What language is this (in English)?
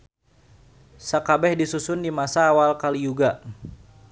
Sundanese